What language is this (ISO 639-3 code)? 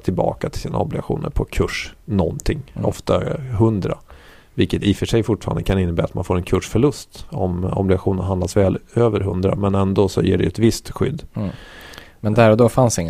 swe